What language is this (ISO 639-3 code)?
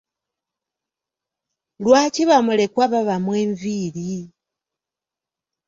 lug